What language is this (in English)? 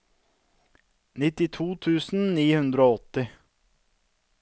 Norwegian